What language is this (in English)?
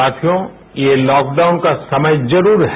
Hindi